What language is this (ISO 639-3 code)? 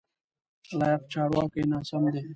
pus